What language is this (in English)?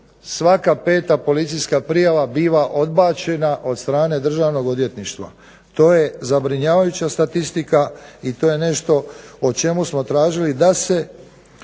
Croatian